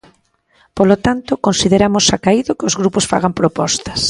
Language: Galician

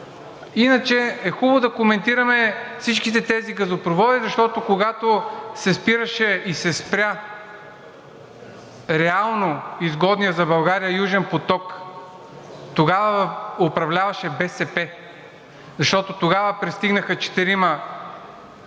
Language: Bulgarian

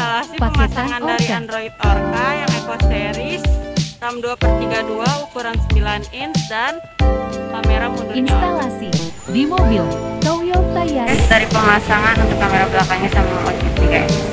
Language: Indonesian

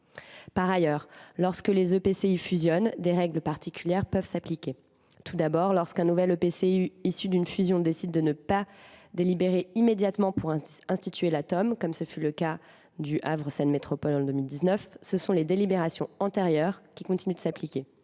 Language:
French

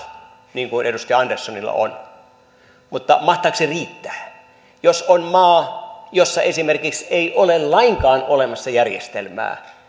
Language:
Finnish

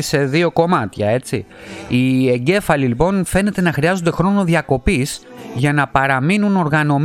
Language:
Greek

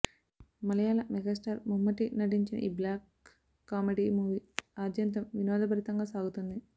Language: Telugu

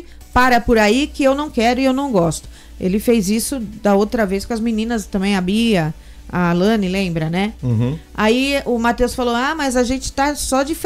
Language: Portuguese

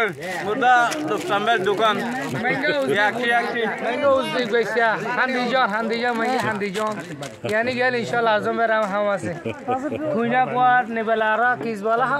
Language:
Turkish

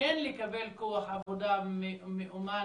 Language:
Hebrew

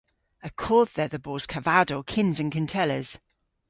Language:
Cornish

